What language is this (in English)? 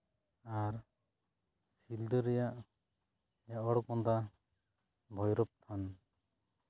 Santali